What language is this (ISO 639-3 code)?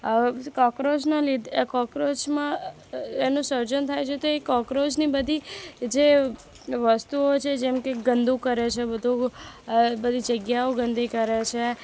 guj